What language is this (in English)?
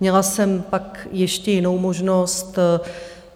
Czech